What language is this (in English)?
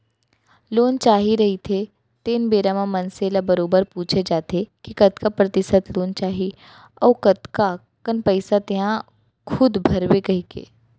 Chhattisgarhi